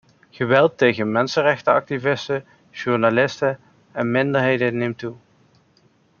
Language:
Dutch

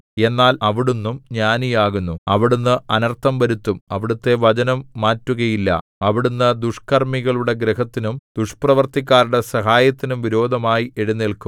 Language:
Malayalam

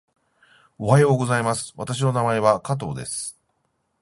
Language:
Japanese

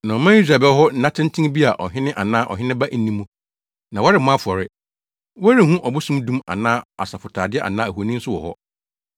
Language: Akan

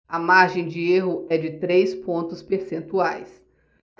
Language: Portuguese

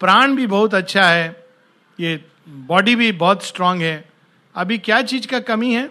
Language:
Hindi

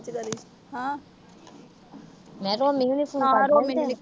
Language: Punjabi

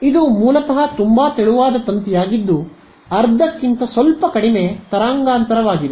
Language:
Kannada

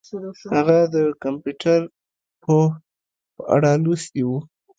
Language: Pashto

